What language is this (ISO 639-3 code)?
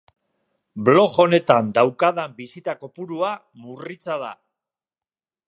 eus